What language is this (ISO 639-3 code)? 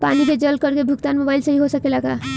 bho